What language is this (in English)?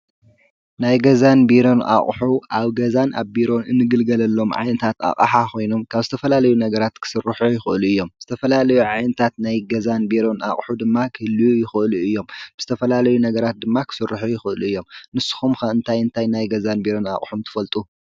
Tigrinya